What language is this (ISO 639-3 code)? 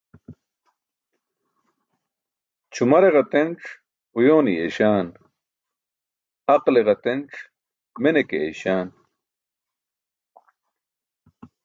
bsk